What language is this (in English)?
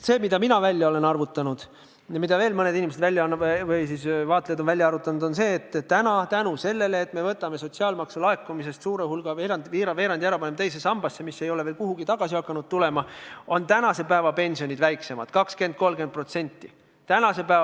Estonian